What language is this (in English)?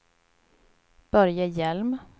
Swedish